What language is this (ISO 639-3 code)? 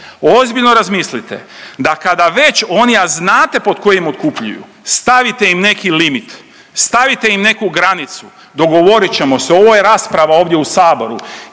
hrv